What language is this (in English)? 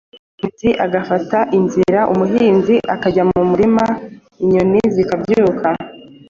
Kinyarwanda